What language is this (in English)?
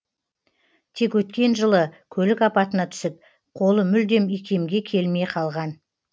Kazakh